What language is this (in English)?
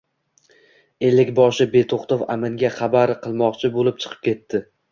Uzbek